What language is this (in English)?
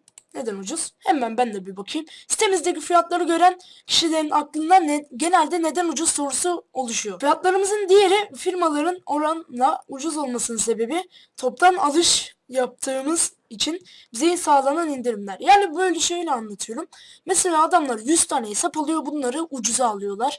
Turkish